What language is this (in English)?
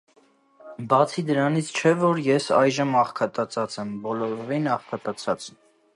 Armenian